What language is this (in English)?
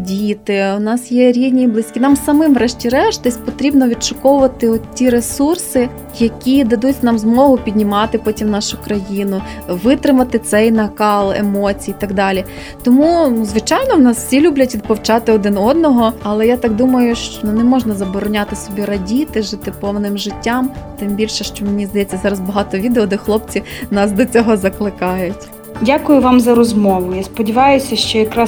Ukrainian